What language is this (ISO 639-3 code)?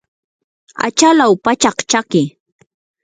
qur